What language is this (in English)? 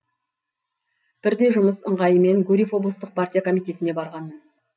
Kazakh